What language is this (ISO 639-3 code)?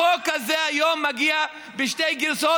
heb